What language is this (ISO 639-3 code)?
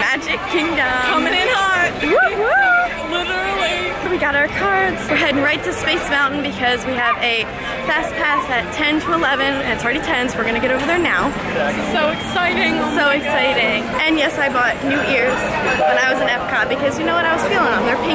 eng